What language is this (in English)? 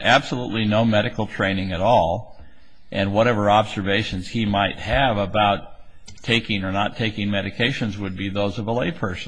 English